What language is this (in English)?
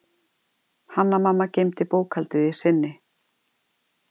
Icelandic